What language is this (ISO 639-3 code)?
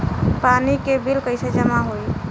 bho